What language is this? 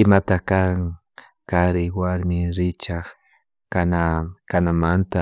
Chimborazo Highland Quichua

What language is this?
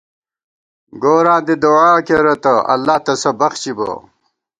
Gawar-Bati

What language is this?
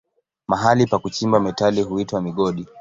Swahili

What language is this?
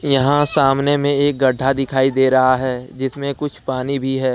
Hindi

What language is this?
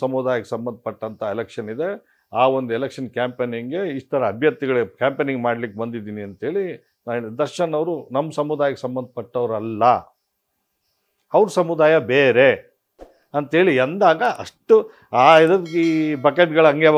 Kannada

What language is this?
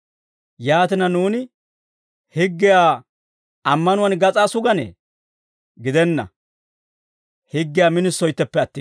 Dawro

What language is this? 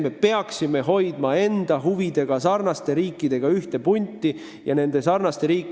Estonian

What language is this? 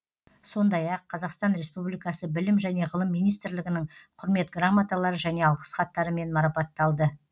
Kazakh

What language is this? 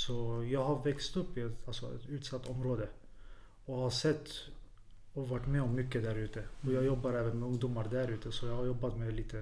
Swedish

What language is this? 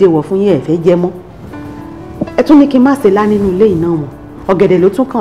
French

